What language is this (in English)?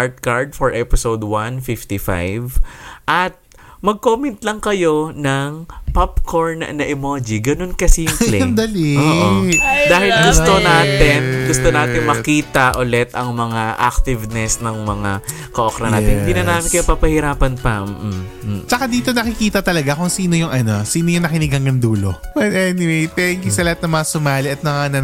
Filipino